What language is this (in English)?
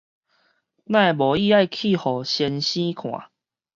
Min Nan Chinese